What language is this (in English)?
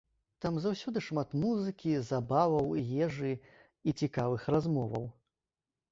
Belarusian